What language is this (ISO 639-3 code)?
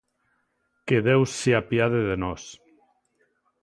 glg